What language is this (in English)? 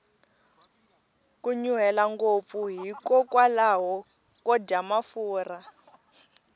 Tsonga